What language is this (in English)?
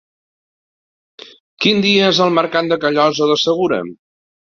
Catalan